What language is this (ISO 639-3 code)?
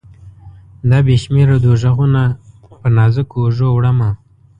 pus